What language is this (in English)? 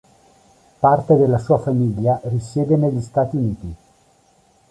Italian